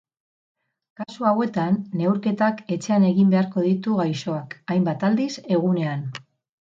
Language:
Basque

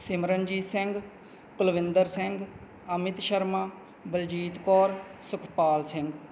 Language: Punjabi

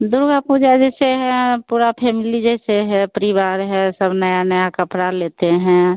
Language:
Hindi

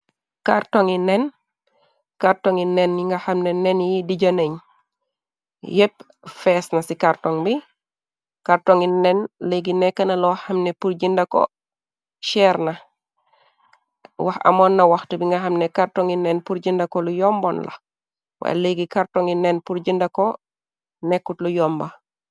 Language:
Wolof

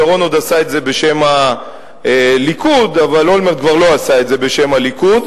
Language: Hebrew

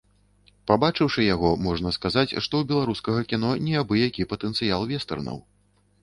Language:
Belarusian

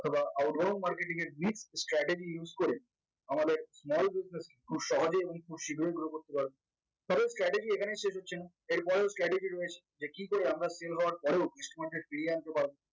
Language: Bangla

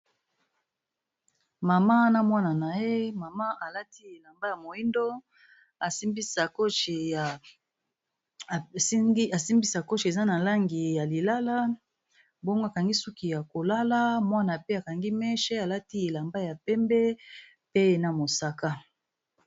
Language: Lingala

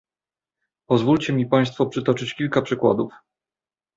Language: Polish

